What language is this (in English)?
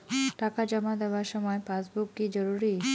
Bangla